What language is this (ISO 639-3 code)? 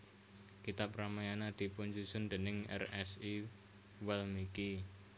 jav